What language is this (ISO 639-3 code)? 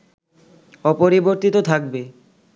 ben